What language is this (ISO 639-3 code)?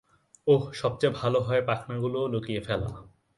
ben